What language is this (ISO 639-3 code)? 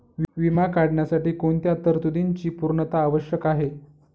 mar